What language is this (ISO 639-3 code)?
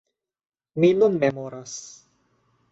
epo